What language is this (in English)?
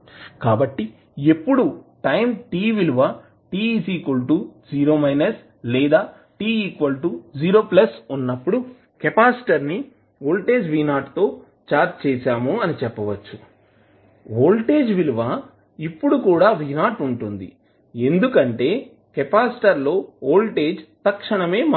Telugu